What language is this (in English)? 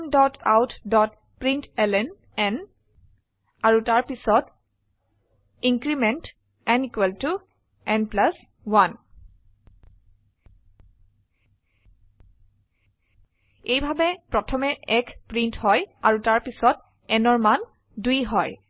Assamese